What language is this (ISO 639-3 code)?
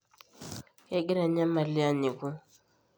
mas